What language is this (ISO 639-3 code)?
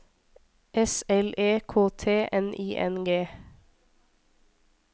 nor